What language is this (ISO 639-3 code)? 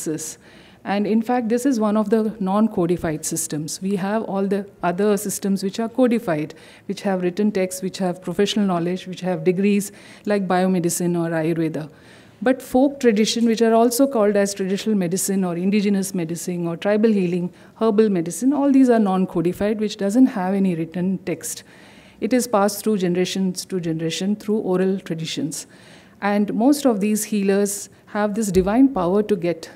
eng